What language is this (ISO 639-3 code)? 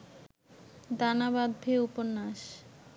ben